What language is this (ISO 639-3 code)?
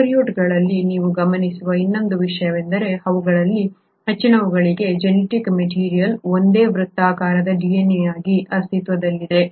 kan